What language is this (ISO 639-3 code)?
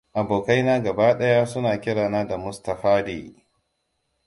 hau